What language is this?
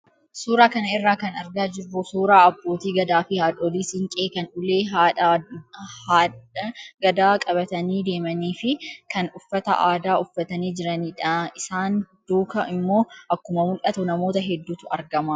Oromo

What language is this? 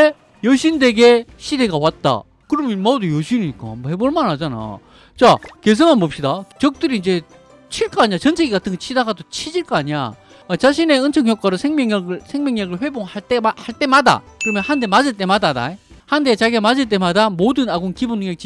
Korean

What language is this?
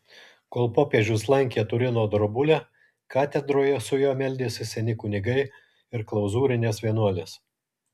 Lithuanian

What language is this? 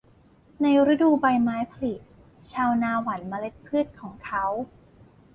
Thai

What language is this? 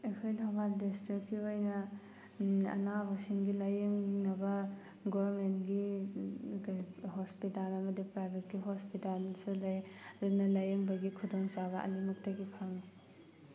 Manipuri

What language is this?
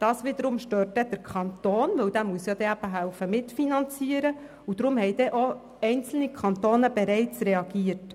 Swiss German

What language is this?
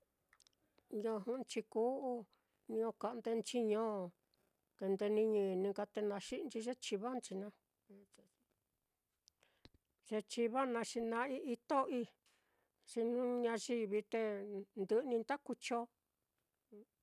Mitlatongo Mixtec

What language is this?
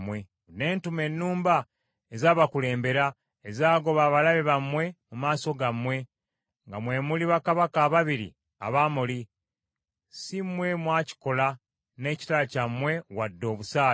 Ganda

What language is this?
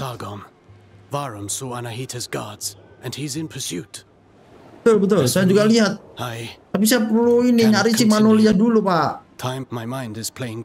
Indonesian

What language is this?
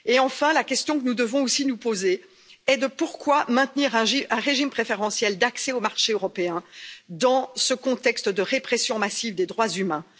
French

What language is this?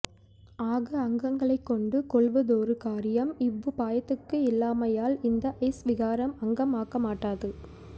Tamil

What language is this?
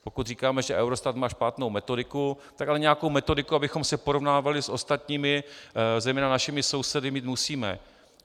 Czech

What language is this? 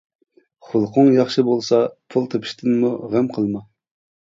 Uyghur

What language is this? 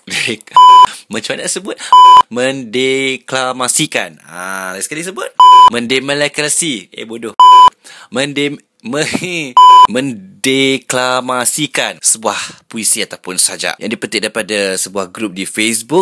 Malay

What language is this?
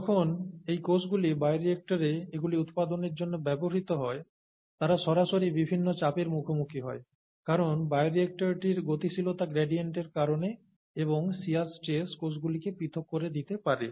Bangla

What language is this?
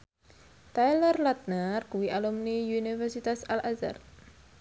Javanese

